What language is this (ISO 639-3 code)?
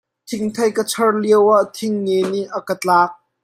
cnh